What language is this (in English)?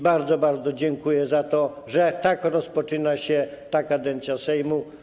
Polish